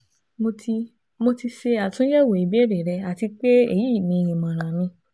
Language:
Yoruba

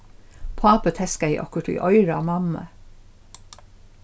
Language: Faroese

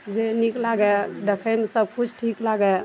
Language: Maithili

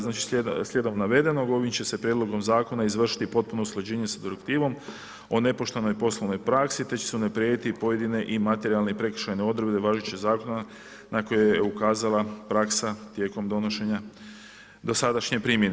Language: Croatian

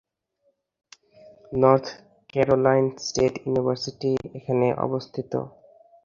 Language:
Bangla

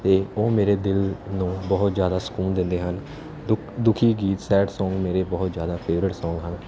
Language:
Punjabi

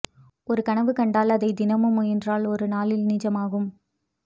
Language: Tamil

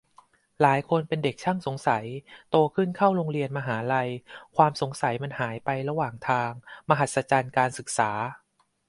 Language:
Thai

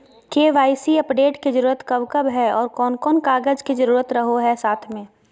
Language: Magahi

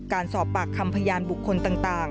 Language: Thai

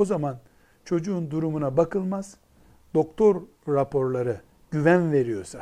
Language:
Turkish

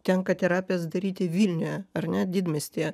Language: Lithuanian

